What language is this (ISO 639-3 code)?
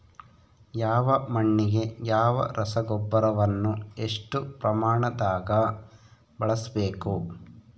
kan